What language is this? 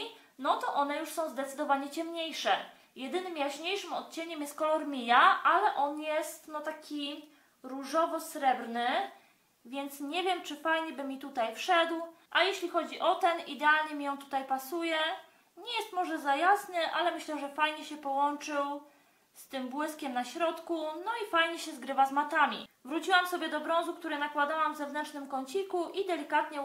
Polish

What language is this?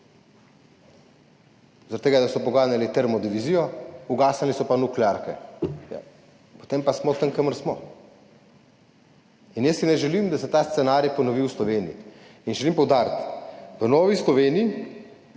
Slovenian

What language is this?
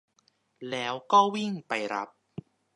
Thai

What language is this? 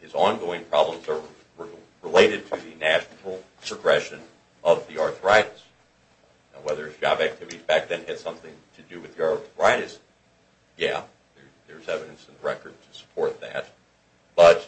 English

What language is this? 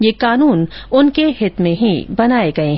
Hindi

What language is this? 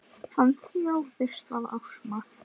Icelandic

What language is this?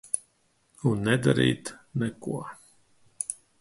Latvian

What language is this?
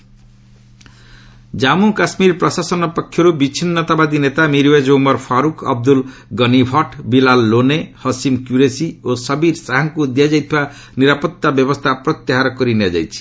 Odia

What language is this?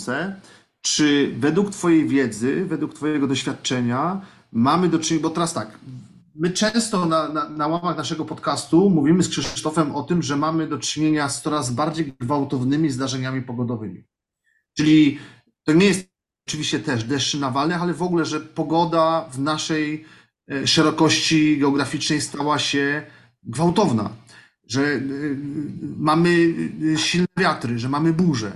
Polish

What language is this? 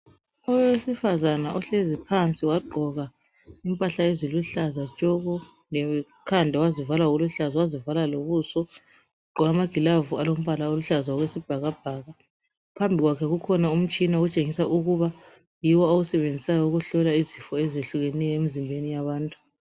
North Ndebele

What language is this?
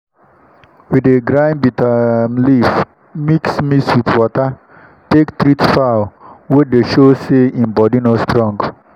Nigerian Pidgin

